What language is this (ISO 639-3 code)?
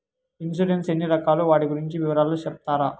tel